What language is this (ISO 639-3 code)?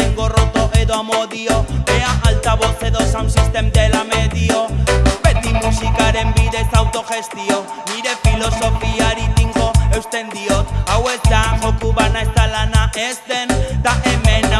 spa